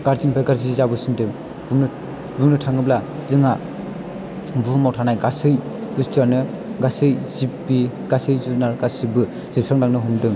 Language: Bodo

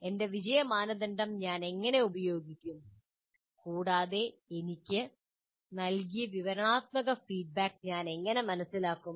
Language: Malayalam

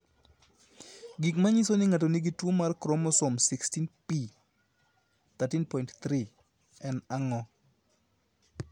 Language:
Luo (Kenya and Tanzania)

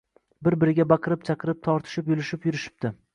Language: Uzbek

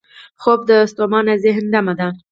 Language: Pashto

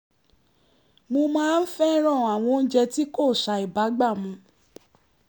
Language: Yoruba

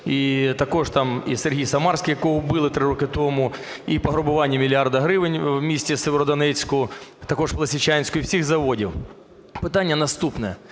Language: Ukrainian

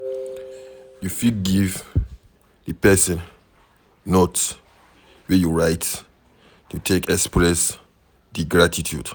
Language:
Nigerian Pidgin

